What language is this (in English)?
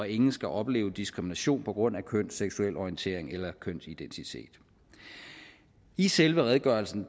Danish